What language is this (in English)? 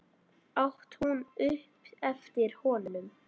Icelandic